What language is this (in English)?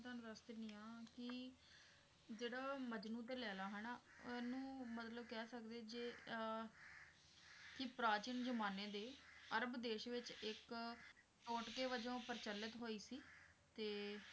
Punjabi